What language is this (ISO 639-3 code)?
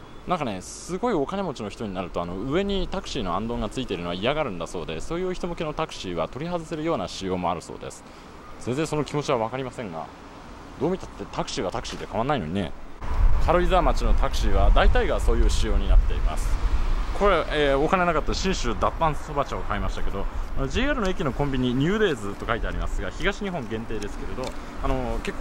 jpn